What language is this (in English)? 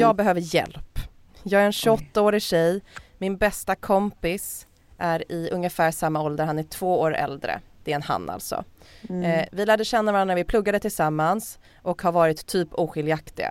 Swedish